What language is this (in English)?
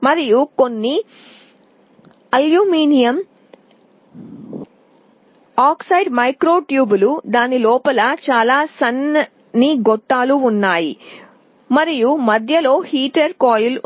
Telugu